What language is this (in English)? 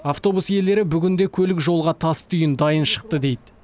Kazakh